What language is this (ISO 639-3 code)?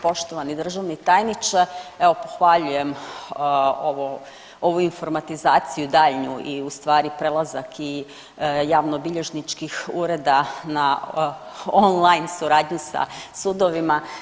hrv